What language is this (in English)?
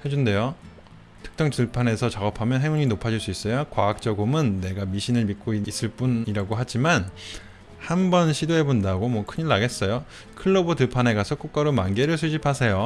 Korean